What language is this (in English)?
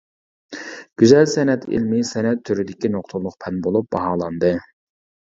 Uyghur